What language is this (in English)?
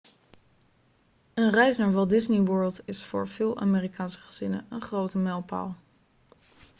Dutch